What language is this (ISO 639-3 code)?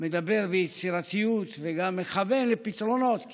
heb